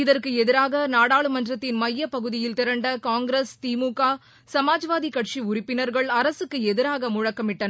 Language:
Tamil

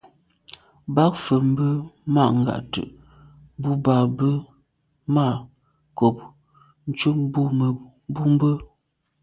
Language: Medumba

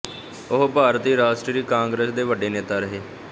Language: Punjabi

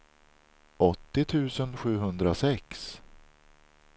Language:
Swedish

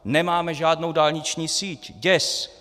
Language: Czech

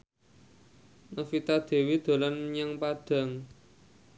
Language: Javanese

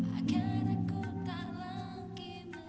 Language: Indonesian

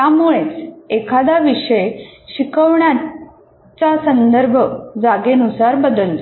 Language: Marathi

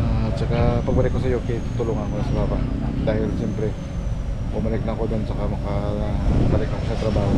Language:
Filipino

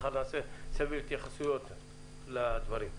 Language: Hebrew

